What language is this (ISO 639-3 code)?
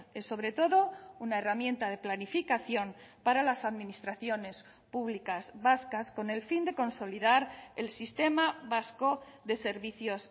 spa